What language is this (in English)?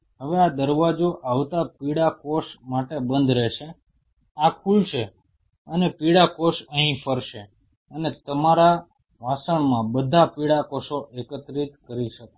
Gujarati